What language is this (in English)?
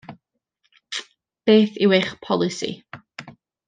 Welsh